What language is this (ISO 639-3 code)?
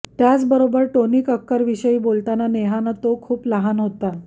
mar